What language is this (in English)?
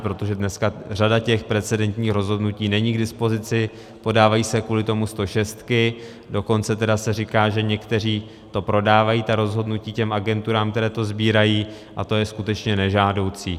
Czech